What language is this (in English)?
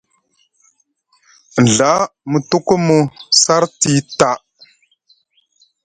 Musgu